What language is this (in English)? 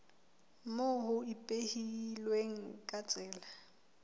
Southern Sotho